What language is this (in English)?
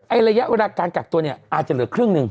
Thai